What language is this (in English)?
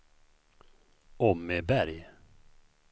Swedish